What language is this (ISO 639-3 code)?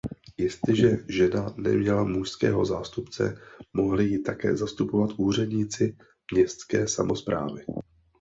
ces